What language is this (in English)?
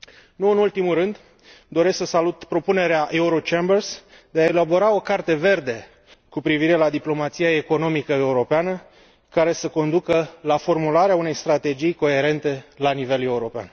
Romanian